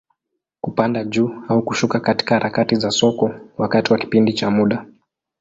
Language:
Swahili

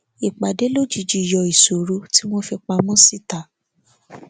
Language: Yoruba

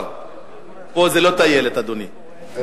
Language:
Hebrew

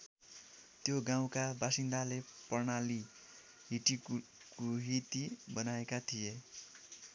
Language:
Nepali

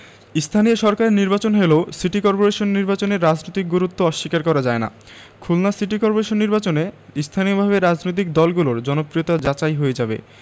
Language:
Bangla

